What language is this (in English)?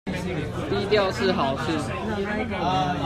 Chinese